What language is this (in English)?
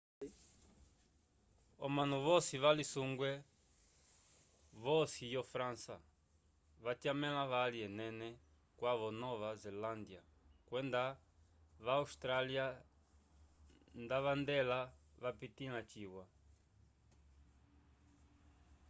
Umbundu